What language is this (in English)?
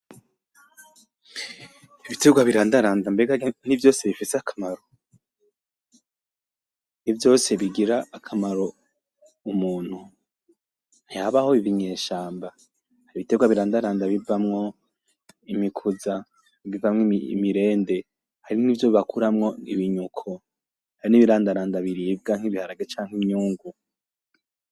Rundi